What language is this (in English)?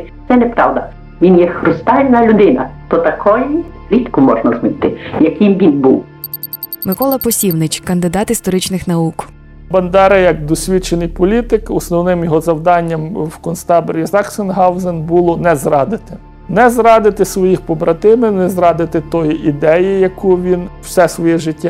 Ukrainian